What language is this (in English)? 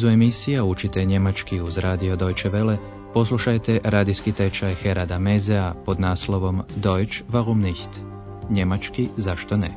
Croatian